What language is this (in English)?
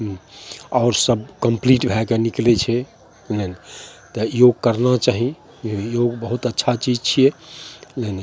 Maithili